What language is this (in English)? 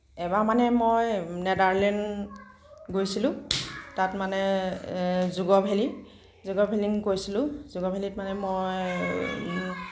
Assamese